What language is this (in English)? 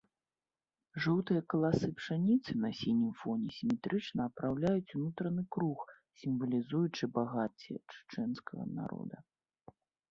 Belarusian